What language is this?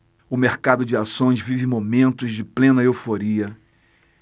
Portuguese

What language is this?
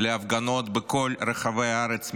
Hebrew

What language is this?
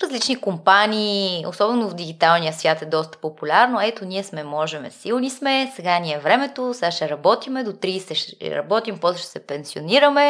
Bulgarian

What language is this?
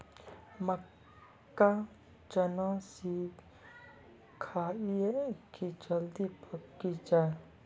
Maithili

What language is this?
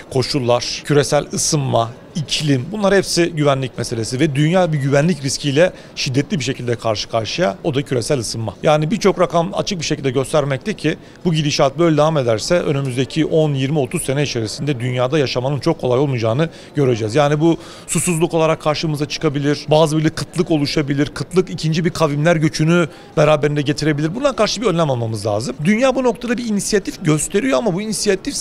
Turkish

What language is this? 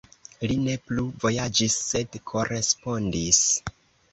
Esperanto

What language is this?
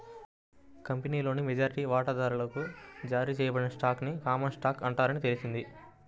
Telugu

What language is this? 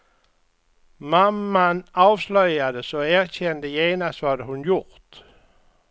Swedish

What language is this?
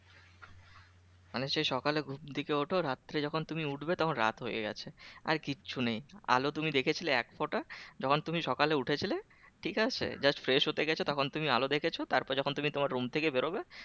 Bangla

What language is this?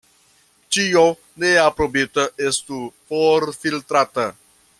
Esperanto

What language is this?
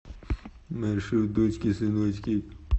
Russian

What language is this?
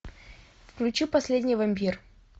Russian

